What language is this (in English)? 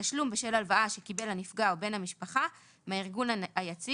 Hebrew